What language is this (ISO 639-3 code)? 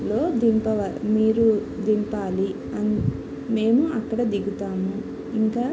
tel